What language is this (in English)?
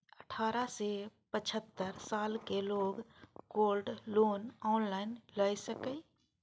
Maithili